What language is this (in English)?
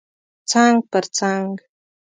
Pashto